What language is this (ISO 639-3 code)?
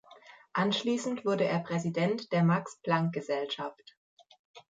deu